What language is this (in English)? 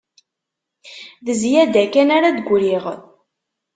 Kabyle